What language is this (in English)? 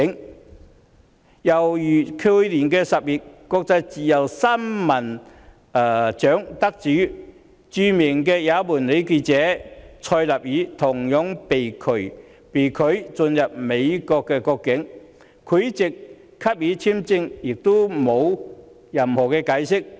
Cantonese